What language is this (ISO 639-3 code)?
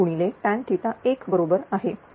mar